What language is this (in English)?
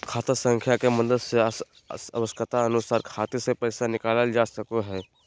Magahi